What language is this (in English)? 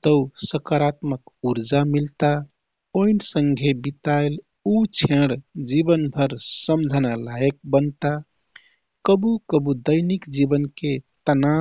Kathoriya Tharu